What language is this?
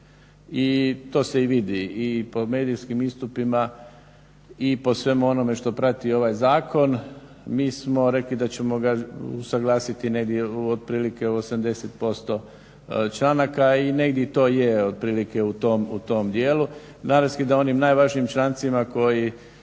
Croatian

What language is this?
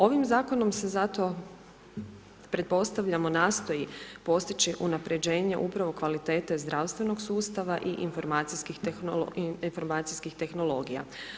Croatian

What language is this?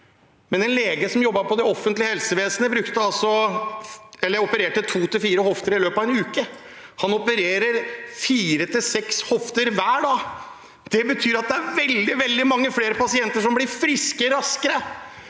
Norwegian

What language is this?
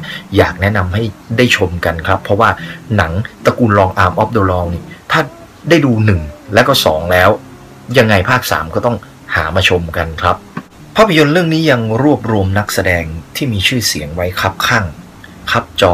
Thai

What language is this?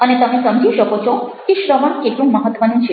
Gujarati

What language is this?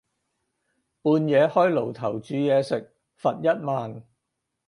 Cantonese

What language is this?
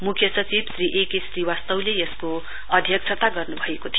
Nepali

